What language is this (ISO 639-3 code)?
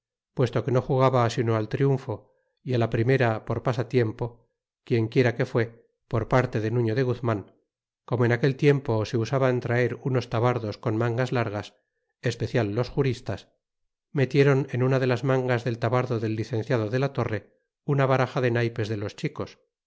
spa